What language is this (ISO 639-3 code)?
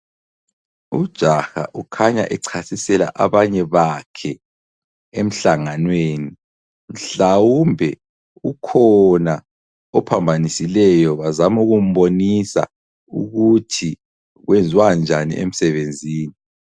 nde